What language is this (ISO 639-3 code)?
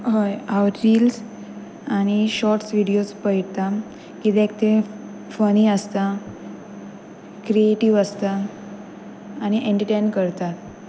kok